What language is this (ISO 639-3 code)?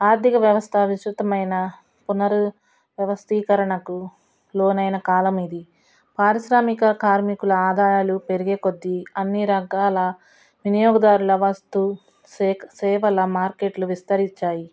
tel